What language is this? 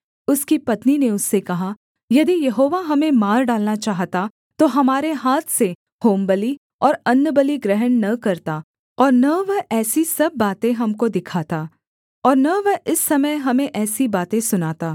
Hindi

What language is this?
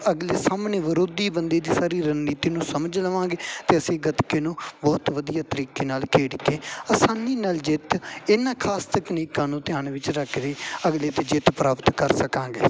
Punjabi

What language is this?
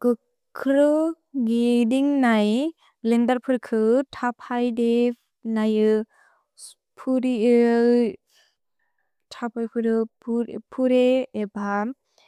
Bodo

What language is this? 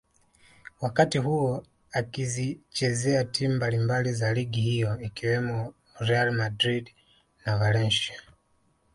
Swahili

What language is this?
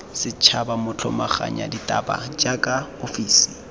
Tswana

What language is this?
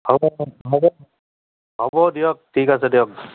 Assamese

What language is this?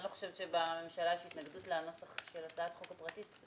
Hebrew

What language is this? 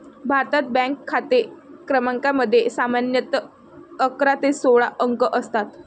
Marathi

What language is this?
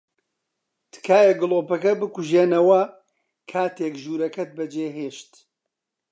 Central Kurdish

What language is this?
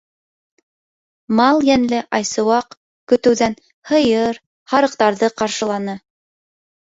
Bashkir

